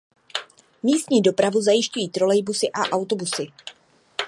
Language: Czech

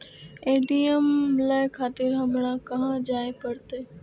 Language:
Maithili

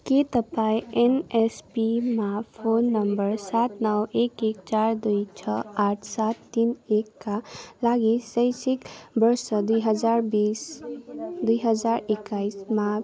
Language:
Nepali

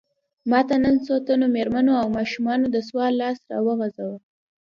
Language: Pashto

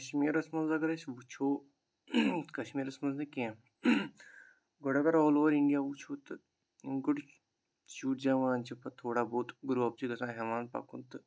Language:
Kashmiri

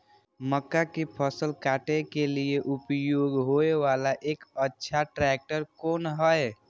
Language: Maithili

